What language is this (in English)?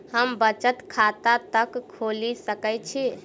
Maithili